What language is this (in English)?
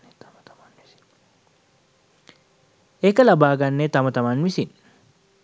Sinhala